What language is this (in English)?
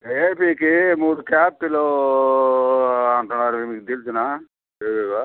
Telugu